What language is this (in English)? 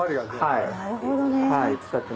Japanese